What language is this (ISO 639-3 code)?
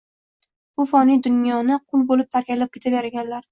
uzb